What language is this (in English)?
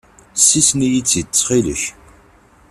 Kabyle